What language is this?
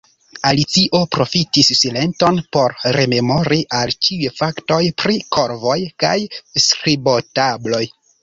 Esperanto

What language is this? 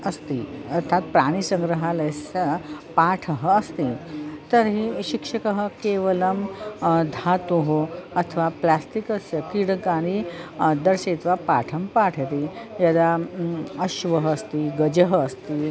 Sanskrit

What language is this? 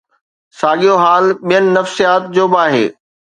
Sindhi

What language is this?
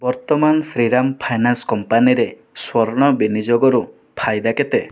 Odia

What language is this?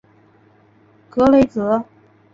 Chinese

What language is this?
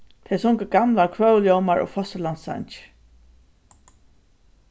Faroese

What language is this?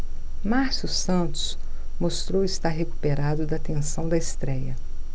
Portuguese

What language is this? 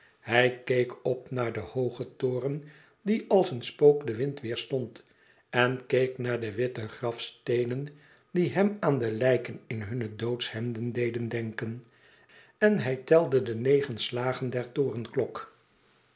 Dutch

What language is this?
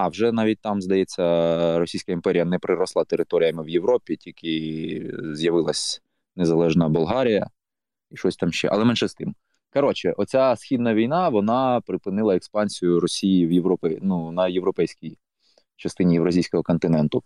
Ukrainian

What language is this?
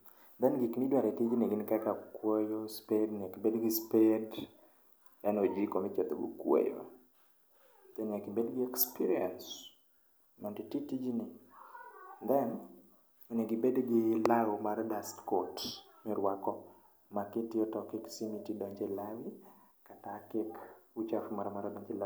Luo (Kenya and Tanzania)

